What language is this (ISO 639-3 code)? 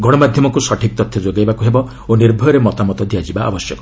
ori